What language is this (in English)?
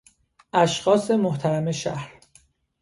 Persian